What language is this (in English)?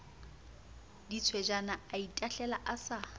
Southern Sotho